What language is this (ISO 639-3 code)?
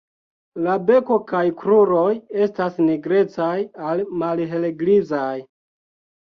epo